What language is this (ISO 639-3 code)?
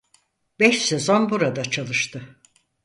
tur